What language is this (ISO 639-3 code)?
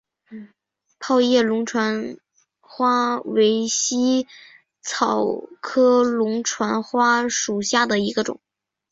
zho